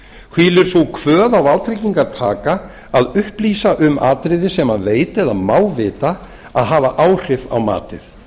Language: Icelandic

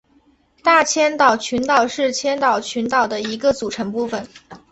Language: Chinese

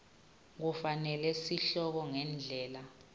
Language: Swati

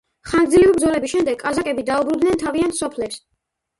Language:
Georgian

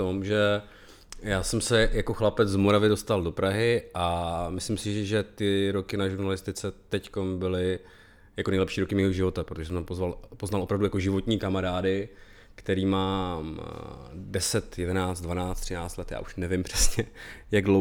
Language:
Czech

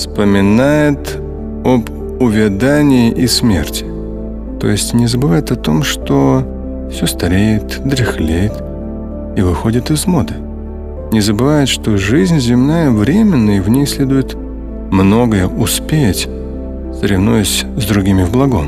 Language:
Russian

